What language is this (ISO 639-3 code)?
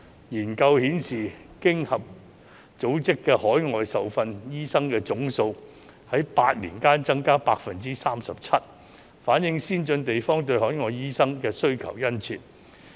yue